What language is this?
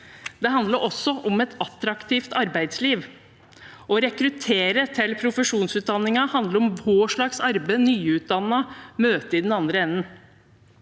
Norwegian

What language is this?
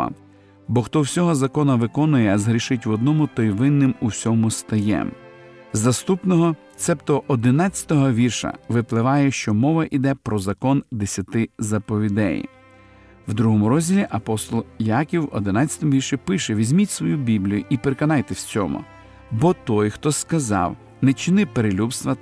Ukrainian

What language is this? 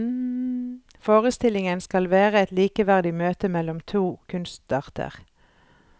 Norwegian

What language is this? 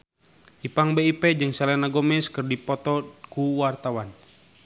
Sundanese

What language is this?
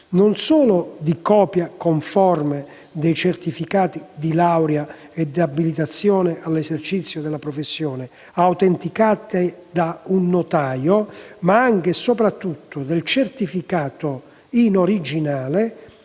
Italian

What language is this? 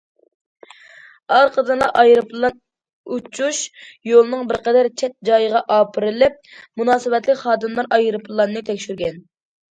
Uyghur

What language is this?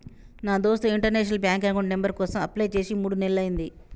Telugu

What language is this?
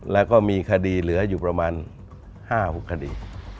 Thai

